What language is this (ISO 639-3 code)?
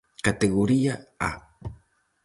glg